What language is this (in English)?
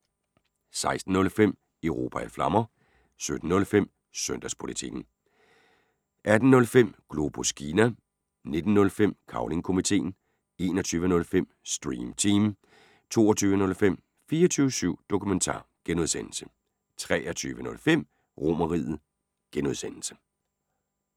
Danish